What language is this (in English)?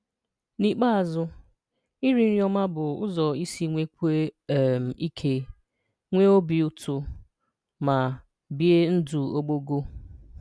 Igbo